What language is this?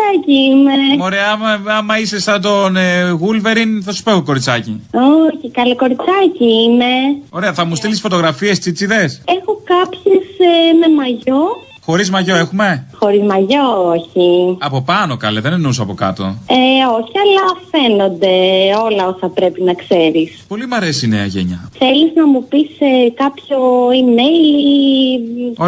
Greek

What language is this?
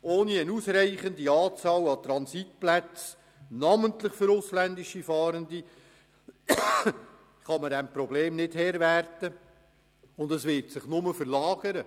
Swiss German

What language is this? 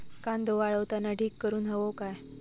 Marathi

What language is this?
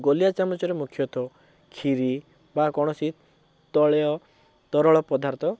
Odia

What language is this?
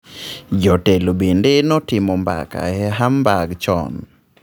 Luo (Kenya and Tanzania)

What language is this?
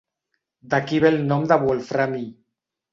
Catalan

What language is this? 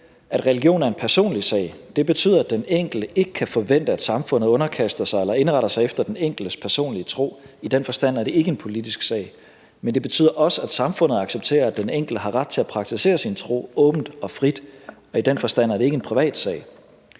Danish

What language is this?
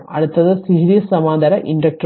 Malayalam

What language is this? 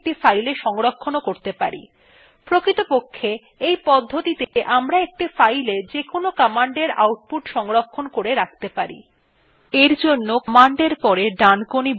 Bangla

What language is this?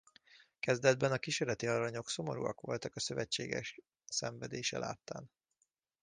Hungarian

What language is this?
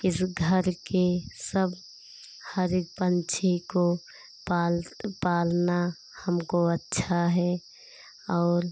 Hindi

